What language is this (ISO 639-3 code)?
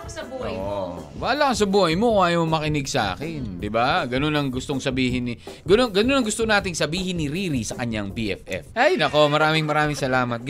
fil